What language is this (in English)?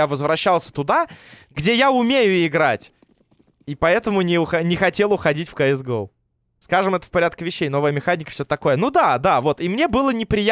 Russian